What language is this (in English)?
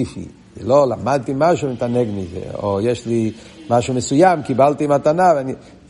Hebrew